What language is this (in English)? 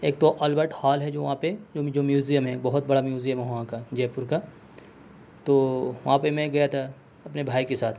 Urdu